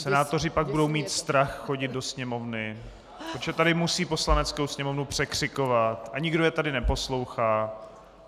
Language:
Czech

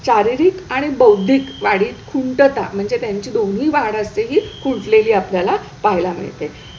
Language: Marathi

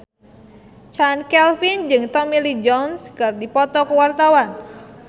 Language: Sundanese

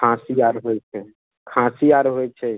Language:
Maithili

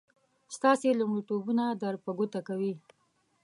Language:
Pashto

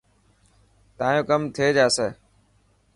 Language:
Dhatki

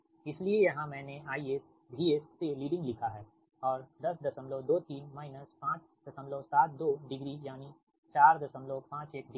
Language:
Hindi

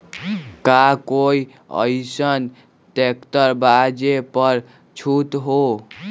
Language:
Magahi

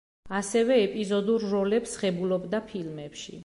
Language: Georgian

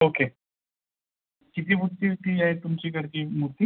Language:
Marathi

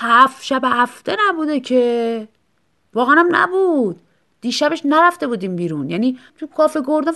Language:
Persian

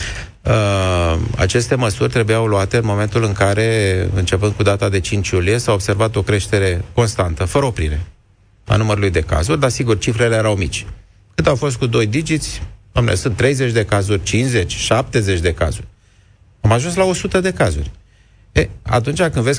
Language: Romanian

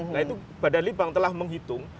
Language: Indonesian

